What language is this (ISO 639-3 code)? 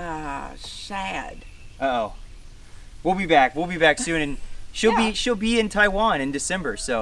eng